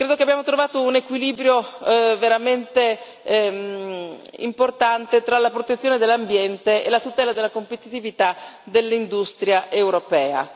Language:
Italian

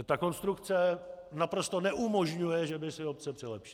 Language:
Czech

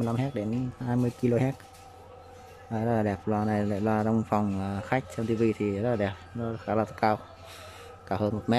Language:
Vietnamese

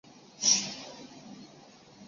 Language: Chinese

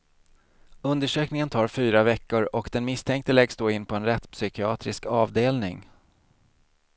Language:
Swedish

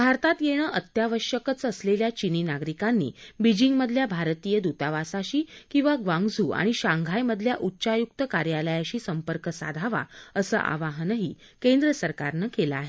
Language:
Marathi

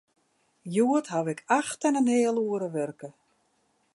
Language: Western Frisian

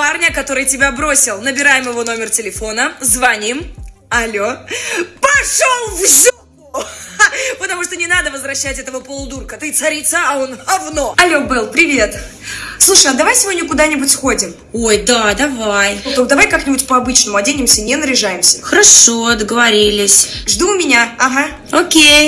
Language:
Russian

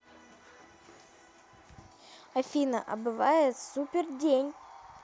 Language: Russian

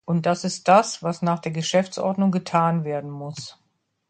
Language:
German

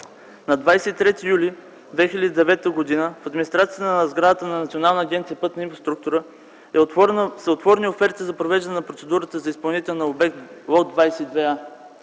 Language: Bulgarian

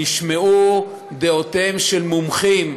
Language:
Hebrew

